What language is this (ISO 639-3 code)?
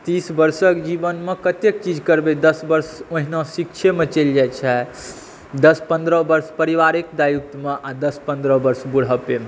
mai